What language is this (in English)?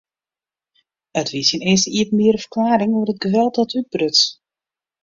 Western Frisian